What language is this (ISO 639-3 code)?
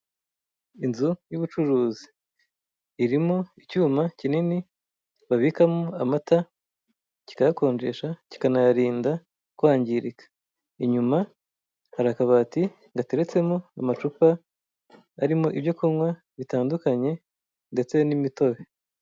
kin